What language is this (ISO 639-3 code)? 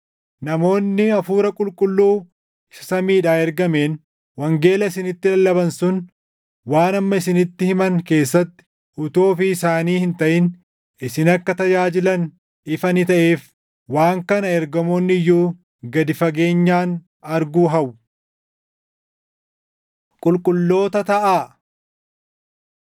orm